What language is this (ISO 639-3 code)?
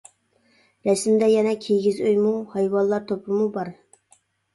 uig